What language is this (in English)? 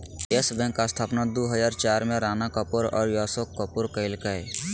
Magahi